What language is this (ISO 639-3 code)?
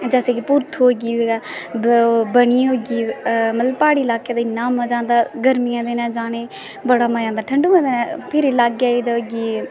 doi